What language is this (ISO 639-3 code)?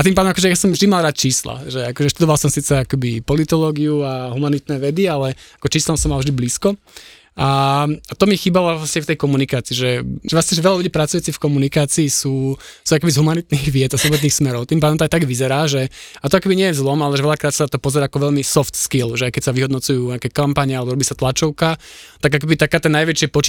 slk